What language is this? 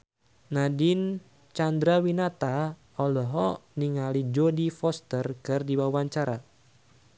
Sundanese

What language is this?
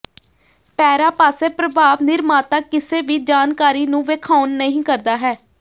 Punjabi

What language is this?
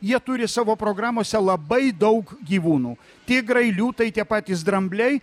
Lithuanian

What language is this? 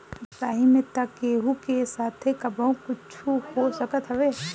Bhojpuri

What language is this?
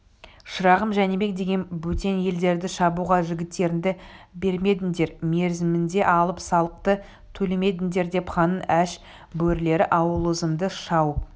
Kazakh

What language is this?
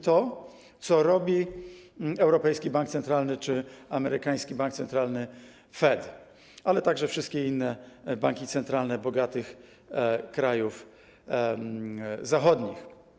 Polish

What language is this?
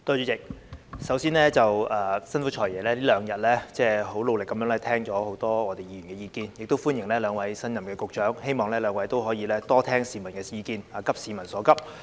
Cantonese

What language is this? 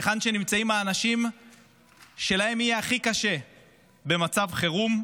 Hebrew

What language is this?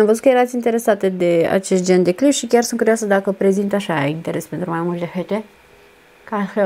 Romanian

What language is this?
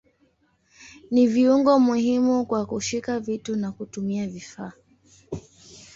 Swahili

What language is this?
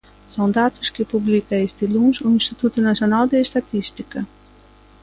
Galician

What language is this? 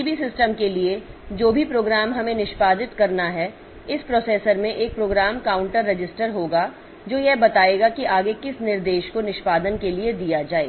Hindi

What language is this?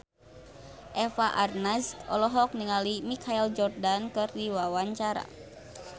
Sundanese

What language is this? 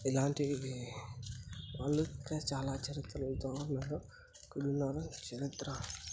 Telugu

